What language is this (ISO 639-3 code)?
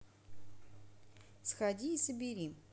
rus